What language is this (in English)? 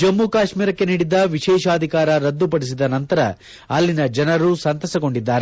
Kannada